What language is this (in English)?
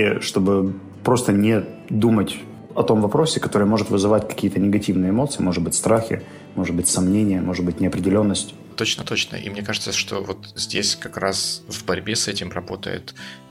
Russian